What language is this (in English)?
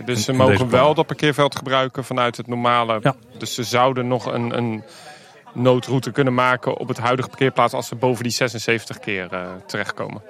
Dutch